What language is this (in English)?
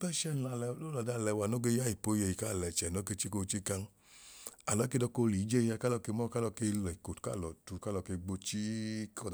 Idoma